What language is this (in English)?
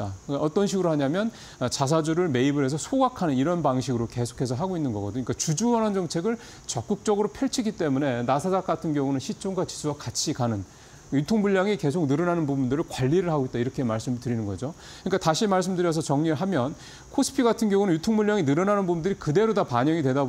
Korean